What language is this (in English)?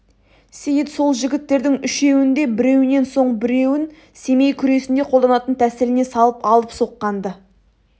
Kazakh